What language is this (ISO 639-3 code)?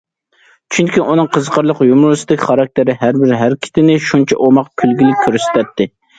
uig